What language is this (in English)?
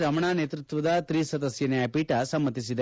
Kannada